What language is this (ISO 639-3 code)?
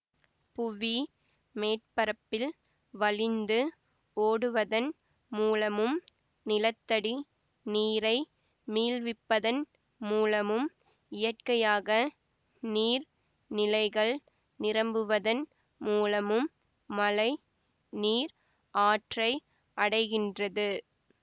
tam